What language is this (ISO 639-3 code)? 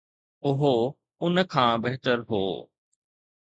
snd